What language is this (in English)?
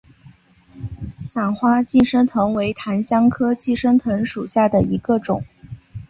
Chinese